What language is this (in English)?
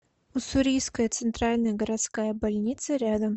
Russian